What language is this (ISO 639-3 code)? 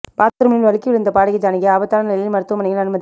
tam